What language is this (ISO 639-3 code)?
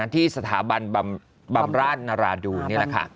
tha